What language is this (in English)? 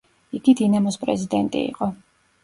Georgian